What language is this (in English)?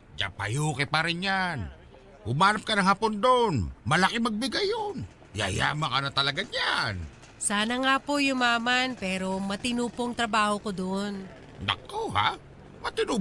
Filipino